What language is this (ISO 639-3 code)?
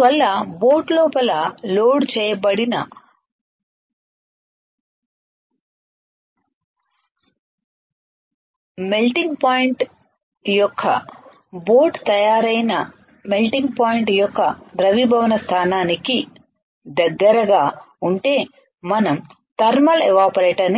tel